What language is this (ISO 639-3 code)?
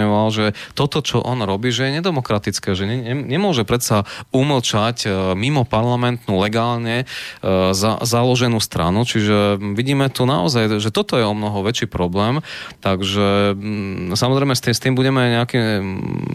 slk